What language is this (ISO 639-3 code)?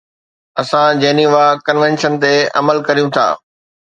snd